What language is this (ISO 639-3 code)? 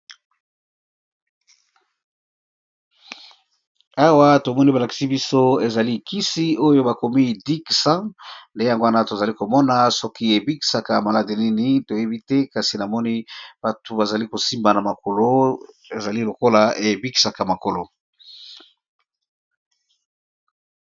lin